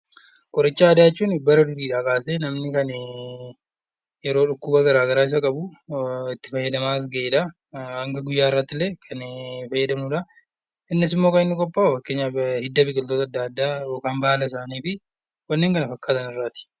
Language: Oromo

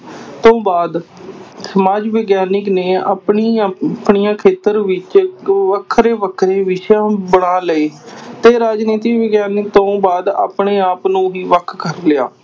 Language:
Punjabi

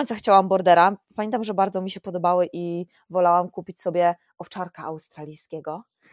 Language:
Polish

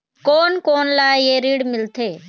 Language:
Chhattisgarhi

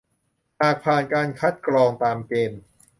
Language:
Thai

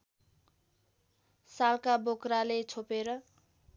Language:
Nepali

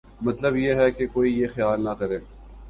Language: Urdu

